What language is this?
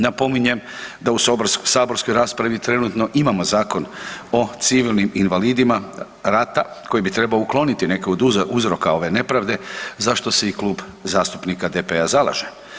Croatian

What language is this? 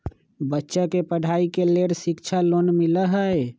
Magahi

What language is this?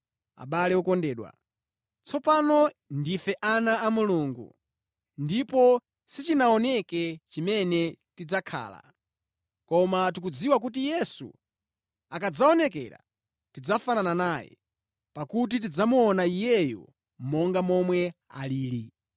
Nyanja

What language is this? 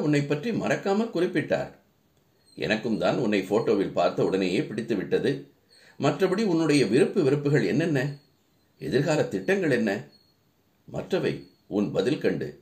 Tamil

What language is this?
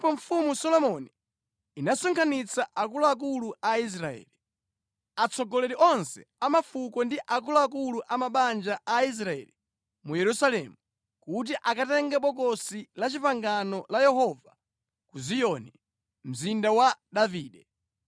Nyanja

